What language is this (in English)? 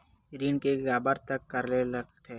Chhattisgarhi